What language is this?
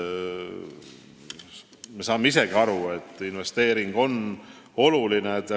Estonian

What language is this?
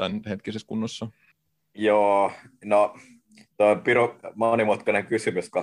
Finnish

